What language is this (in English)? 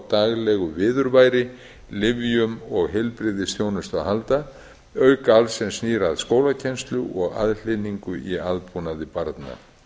Icelandic